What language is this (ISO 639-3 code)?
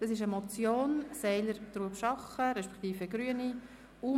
gsw